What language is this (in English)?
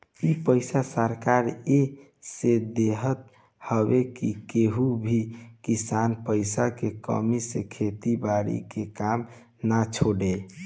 Bhojpuri